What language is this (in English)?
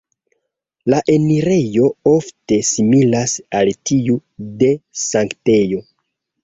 Esperanto